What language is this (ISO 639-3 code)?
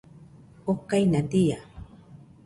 hux